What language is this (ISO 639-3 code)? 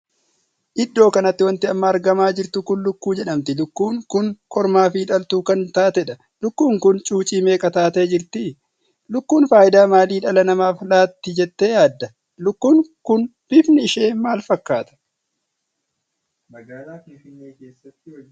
orm